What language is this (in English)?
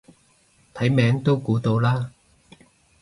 Cantonese